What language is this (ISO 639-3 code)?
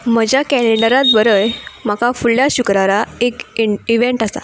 kok